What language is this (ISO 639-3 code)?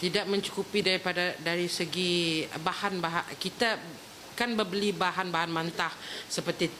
msa